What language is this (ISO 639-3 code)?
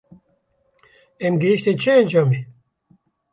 kur